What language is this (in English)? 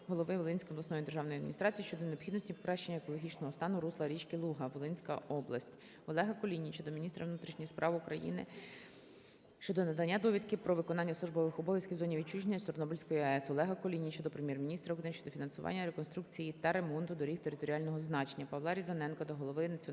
Ukrainian